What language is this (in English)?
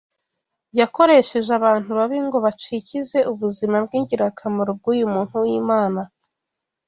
Kinyarwanda